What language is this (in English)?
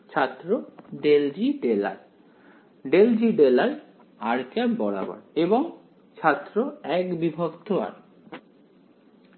Bangla